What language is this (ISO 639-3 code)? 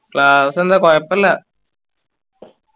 mal